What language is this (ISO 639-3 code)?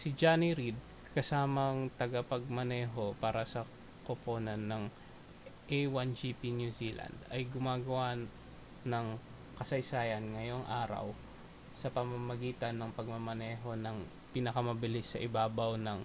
fil